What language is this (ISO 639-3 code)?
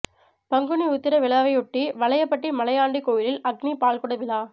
tam